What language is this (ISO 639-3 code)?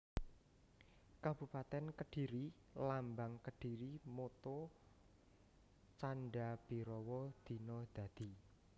jav